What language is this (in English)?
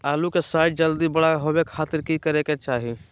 Magahi